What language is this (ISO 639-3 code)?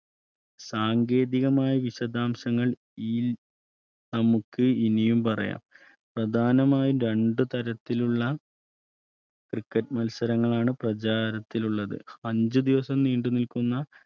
mal